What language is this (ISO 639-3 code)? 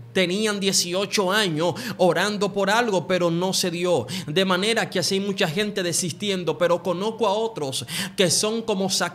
spa